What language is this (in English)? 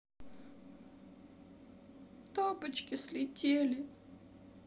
Russian